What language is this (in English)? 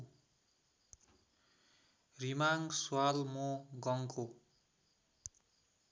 Nepali